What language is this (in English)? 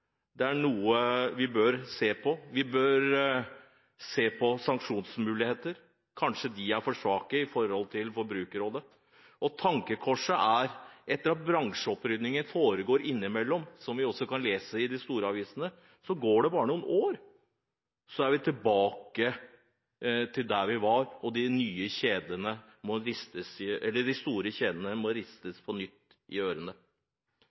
Norwegian Bokmål